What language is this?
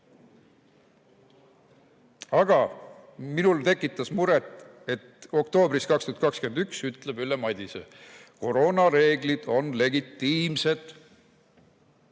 Estonian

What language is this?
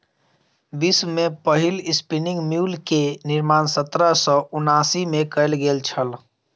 Maithili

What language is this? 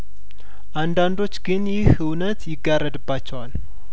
Amharic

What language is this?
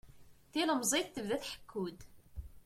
Kabyle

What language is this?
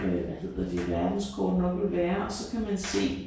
Danish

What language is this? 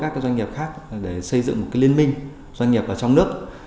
Vietnamese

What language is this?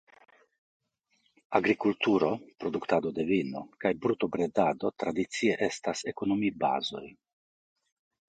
Esperanto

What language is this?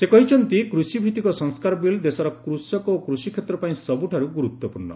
Odia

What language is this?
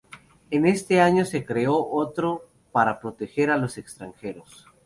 Spanish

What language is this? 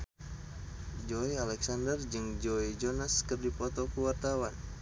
Sundanese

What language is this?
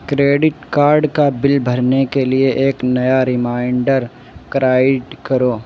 Urdu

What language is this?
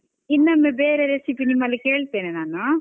Kannada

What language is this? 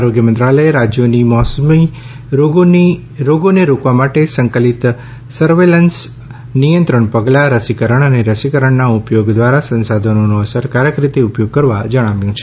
Gujarati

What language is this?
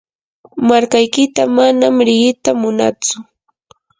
Yanahuanca Pasco Quechua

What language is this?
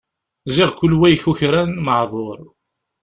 Kabyle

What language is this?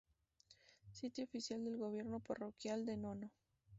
Spanish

